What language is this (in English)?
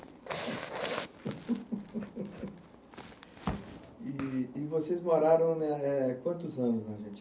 Portuguese